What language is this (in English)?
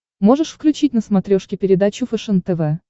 Russian